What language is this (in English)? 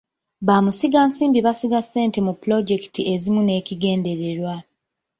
Ganda